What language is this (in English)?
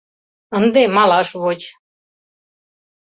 Mari